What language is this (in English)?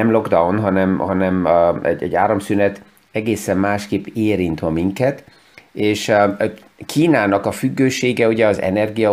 Hungarian